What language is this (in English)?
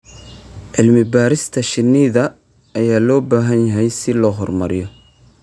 Somali